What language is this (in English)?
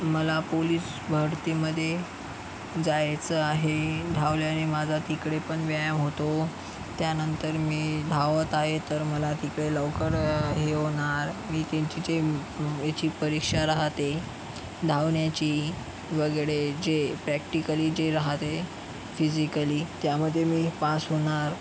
Marathi